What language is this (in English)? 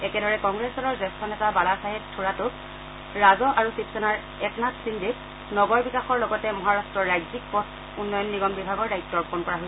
Assamese